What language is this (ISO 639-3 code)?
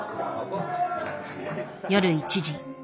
jpn